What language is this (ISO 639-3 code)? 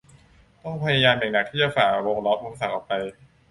tha